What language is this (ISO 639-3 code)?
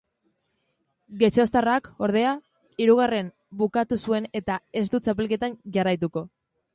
eus